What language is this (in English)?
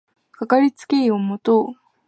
Japanese